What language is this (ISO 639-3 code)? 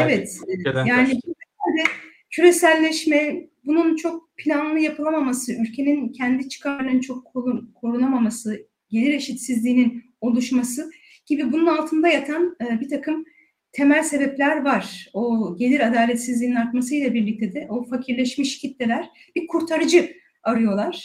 tur